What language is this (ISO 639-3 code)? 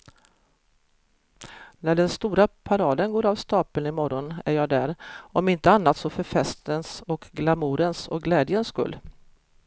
swe